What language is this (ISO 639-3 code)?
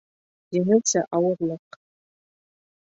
bak